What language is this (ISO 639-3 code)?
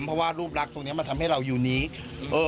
tha